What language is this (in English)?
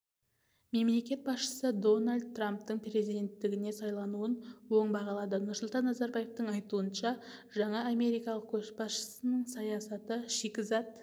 Kazakh